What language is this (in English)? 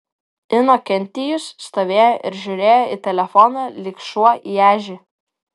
Lithuanian